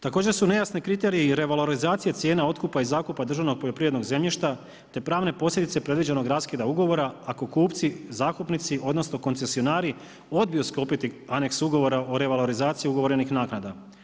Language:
Croatian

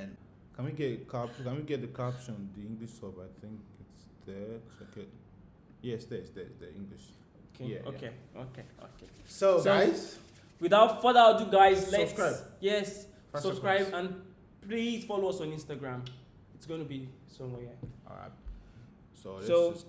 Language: Turkish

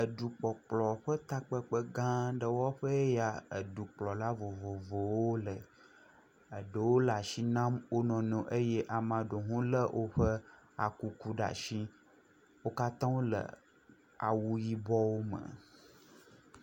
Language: Ewe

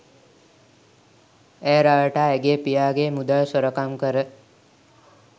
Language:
Sinhala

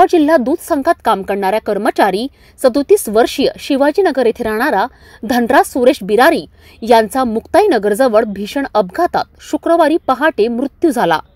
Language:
Hindi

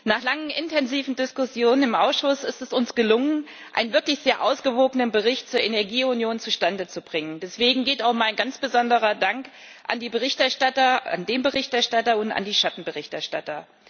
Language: German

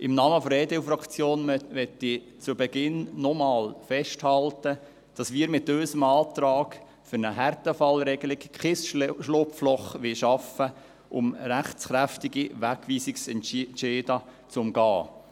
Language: Swiss German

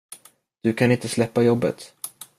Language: Swedish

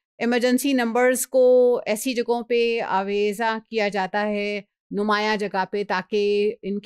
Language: Hindi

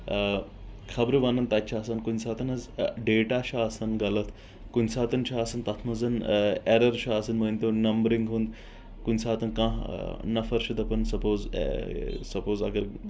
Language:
Kashmiri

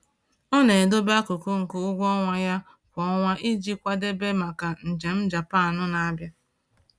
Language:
Igbo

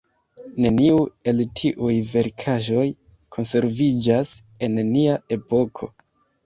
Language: Esperanto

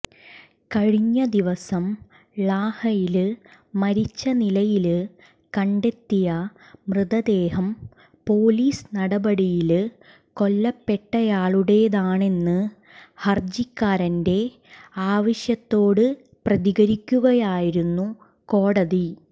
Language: Malayalam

